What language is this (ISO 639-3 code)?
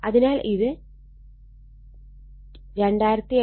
mal